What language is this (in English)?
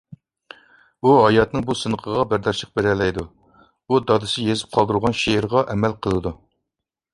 Uyghur